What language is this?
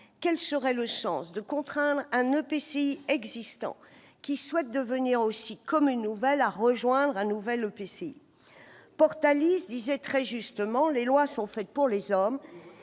French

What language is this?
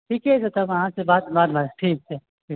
Maithili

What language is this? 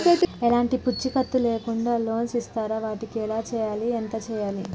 Telugu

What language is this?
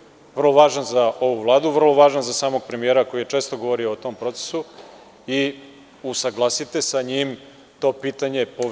Serbian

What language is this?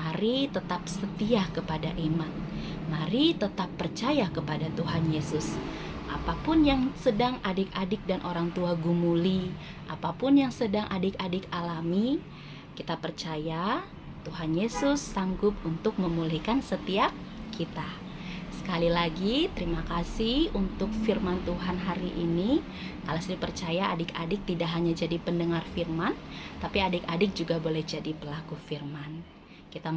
Indonesian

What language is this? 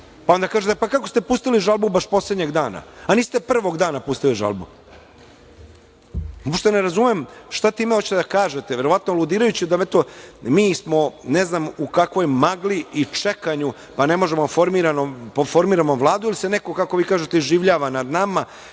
Serbian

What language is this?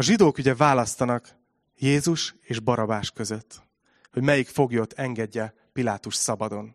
Hungarian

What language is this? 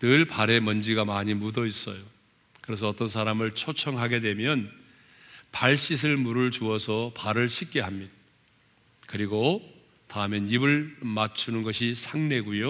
Korean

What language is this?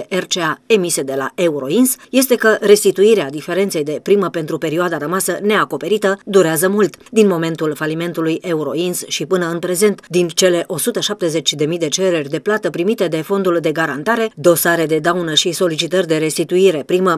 Romanian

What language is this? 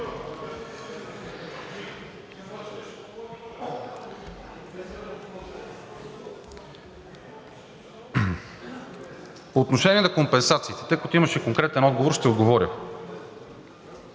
Bulgarian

